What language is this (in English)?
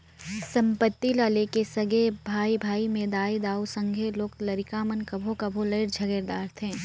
Chhattisgarhi